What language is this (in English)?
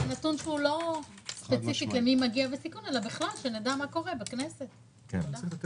Hebrew